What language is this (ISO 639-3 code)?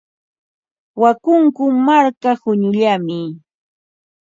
qva